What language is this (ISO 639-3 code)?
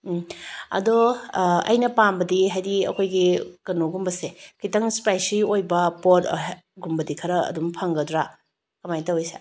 mni